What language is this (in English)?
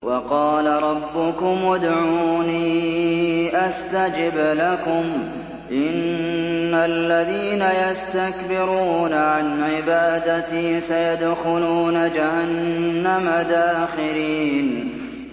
Arabic